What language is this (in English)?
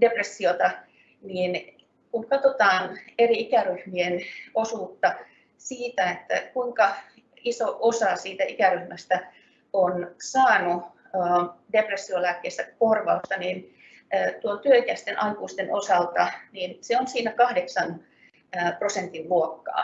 Finnish